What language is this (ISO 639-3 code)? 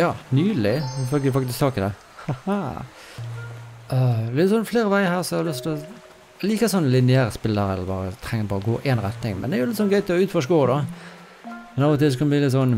nor